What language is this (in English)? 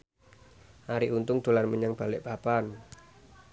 Javanese